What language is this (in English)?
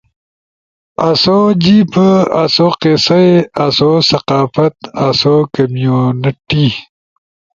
Ushojo